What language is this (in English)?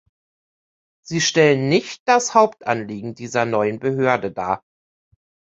German